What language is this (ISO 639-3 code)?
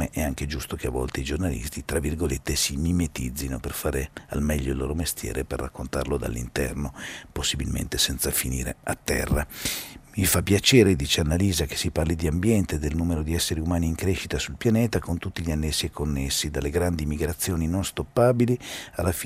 ita